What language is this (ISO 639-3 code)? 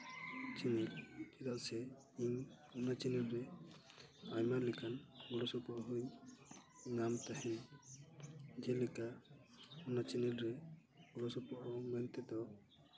sat